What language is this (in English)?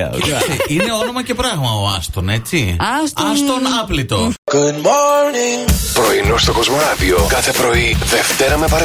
Greek